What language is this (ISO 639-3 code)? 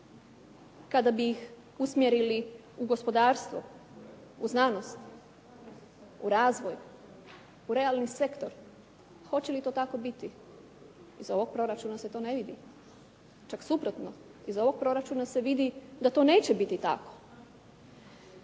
hrv